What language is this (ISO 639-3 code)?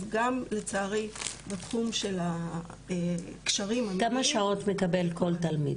heb